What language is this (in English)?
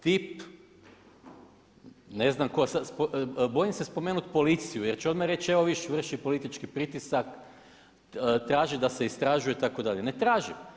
Croatian